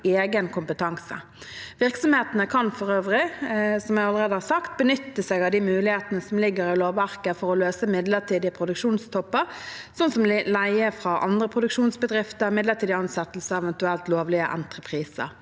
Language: Norwegian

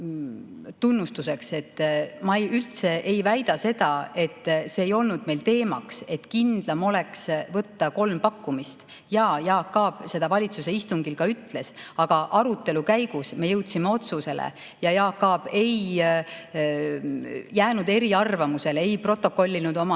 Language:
Estonian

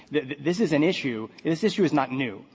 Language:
English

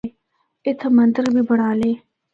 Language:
Northern Hindko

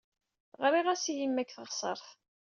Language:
Kabyle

